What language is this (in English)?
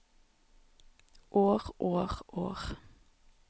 Norwegian